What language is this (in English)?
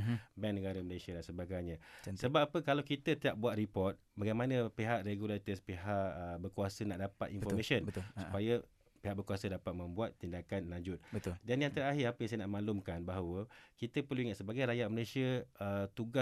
Malay